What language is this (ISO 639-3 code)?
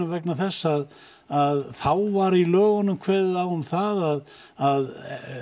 isl